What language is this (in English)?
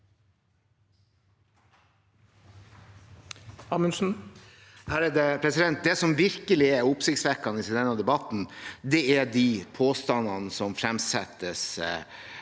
Norwegian